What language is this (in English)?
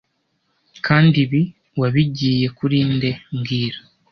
Kinyarwanda